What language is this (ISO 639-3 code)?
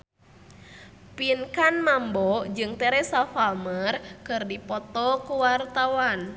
sun